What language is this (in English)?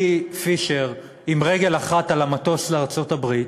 Hebrew